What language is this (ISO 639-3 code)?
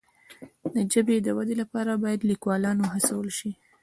pus